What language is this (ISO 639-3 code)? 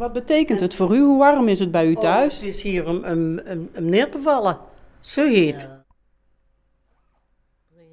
nld